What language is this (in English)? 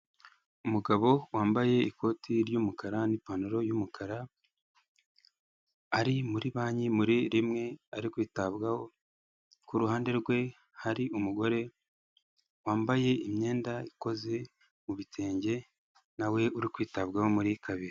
Kinyarwanda